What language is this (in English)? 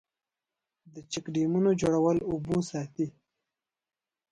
Pashto